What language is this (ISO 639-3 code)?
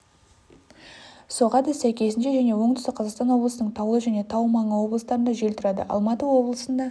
kaz